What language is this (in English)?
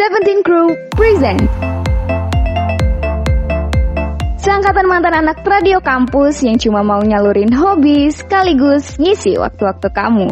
Indonesian